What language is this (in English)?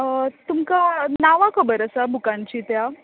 Konkani